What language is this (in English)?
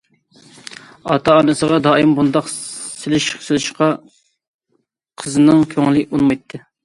Uyghur